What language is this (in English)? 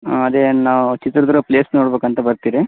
Kannada